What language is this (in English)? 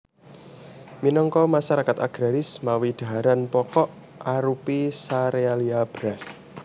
Javanese